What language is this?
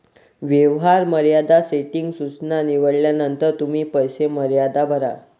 Marathi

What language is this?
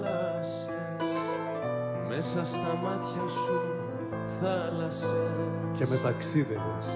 Greek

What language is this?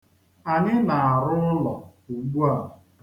Igbo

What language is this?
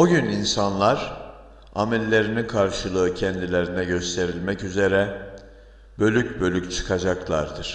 Turkish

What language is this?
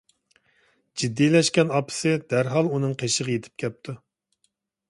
Uyghur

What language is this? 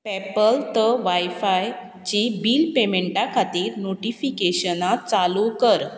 Konkani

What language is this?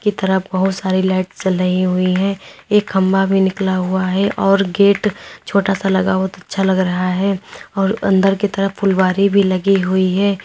Hindi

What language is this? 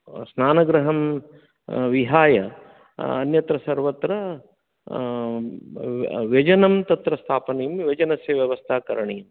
Sanskrit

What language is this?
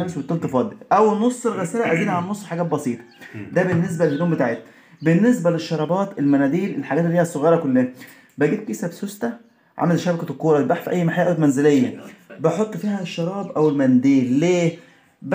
Arabic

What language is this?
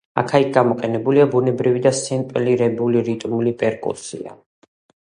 Georgian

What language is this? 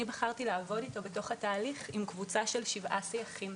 Hebrew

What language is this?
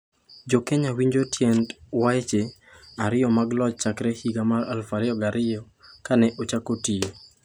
Luo (Kenya and Tanzania)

